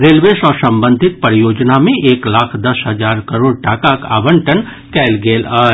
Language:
Maithili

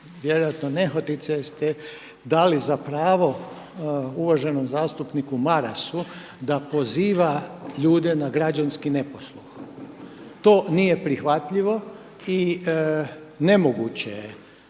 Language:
Croatian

